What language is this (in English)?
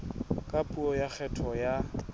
Southern Sotho